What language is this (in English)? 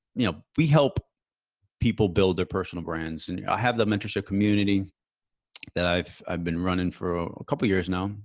English